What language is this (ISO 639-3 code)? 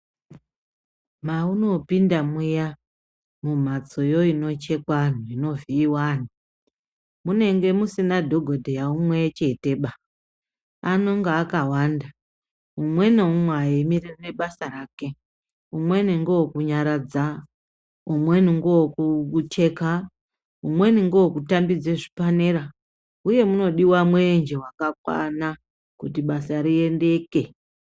ndc